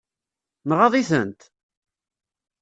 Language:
Kabyle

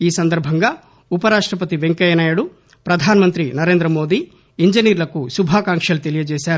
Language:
Telugu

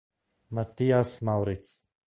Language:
Italian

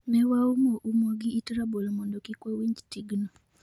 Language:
Luo (Kenya and Tanzania)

